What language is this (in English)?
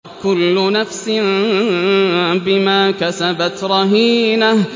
Arabic